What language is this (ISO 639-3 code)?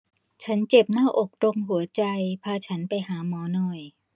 tha